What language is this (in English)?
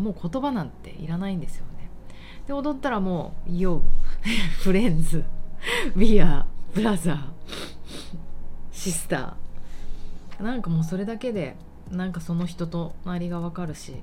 Japanese